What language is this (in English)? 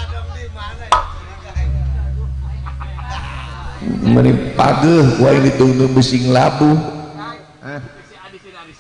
Indonesian